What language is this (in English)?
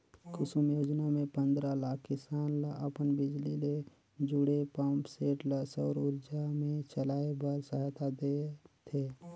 Chhattisgarhi